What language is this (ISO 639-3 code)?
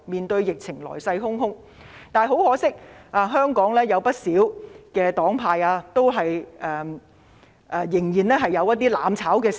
yue